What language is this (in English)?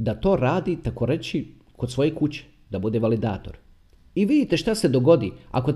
Croatian